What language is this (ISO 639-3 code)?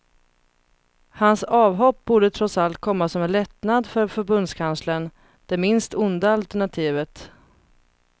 swe